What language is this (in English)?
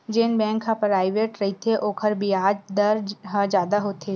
Chhattisgarhi